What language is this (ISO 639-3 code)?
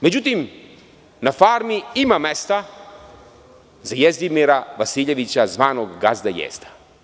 srp